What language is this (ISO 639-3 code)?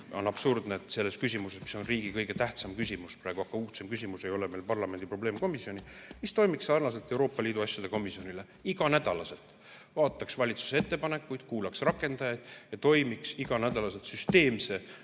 est